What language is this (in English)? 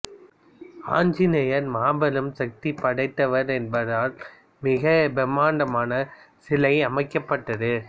Tamil